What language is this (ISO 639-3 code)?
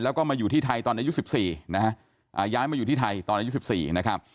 tha